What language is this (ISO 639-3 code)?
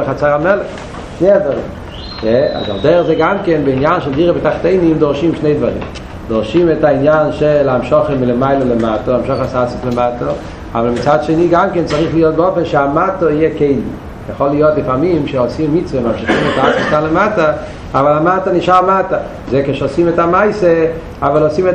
heb